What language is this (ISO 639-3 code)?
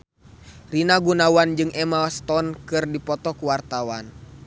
sun